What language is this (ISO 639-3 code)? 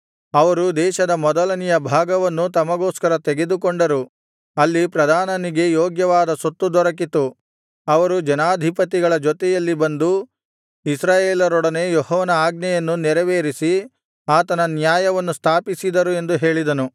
kan